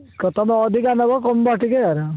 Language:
Odia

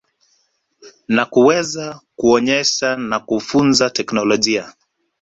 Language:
Swahili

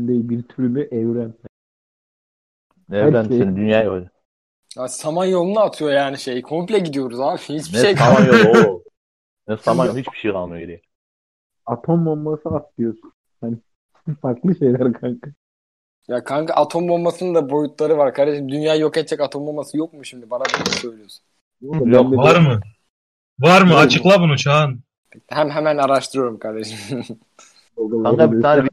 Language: Turkish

